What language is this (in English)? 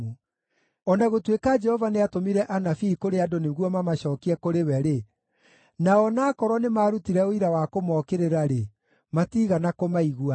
Kikuyu